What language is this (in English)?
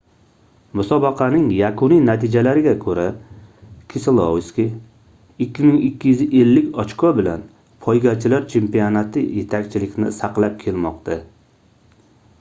Uzbek